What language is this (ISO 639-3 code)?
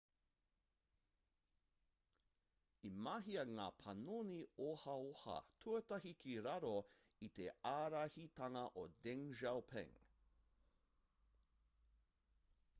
mri